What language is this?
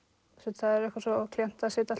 Icelandic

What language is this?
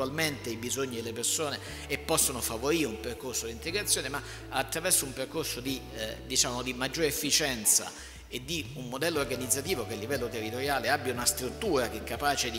Italian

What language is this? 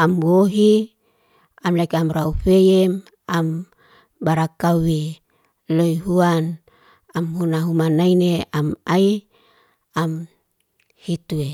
Liana-Seti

